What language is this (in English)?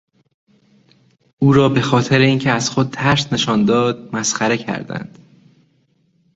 Persian